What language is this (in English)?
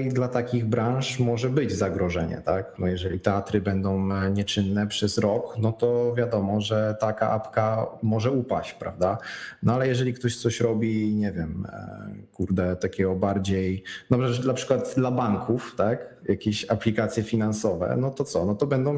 Polish